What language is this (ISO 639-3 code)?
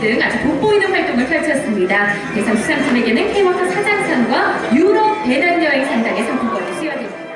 kor